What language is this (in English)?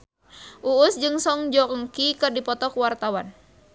Sundanese